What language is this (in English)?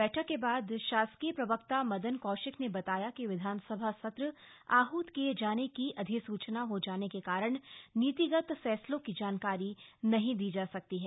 Hindi